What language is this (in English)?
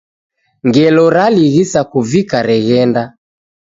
Taita